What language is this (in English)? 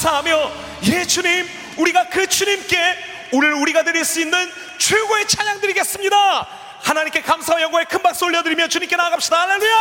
Korean